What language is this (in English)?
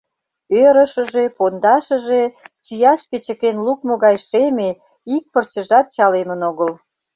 Mari